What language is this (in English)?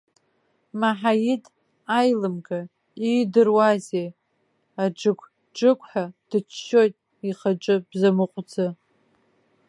Abkhazian